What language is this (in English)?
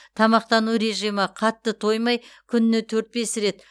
Kazakh